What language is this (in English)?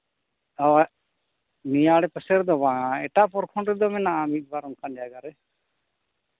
Santali